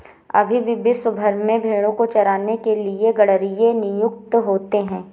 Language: Hindi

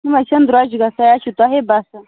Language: Kashmiri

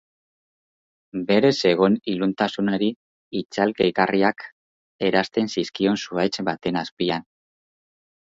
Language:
Basque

